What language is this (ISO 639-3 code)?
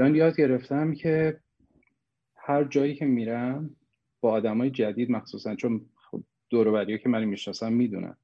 fas